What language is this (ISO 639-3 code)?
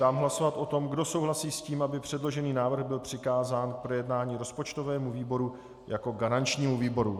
ces